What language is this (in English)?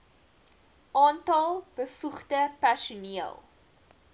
Afrikaans